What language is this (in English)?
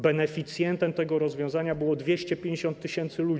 Polish